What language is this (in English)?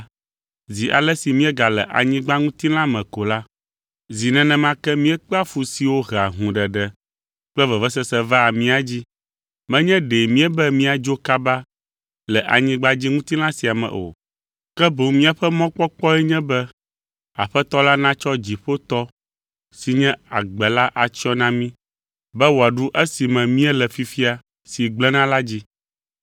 Ewe